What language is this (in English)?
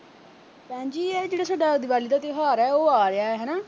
Punjabi